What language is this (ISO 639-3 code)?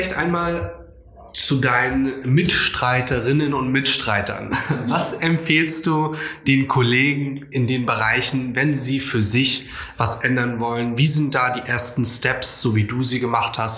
deu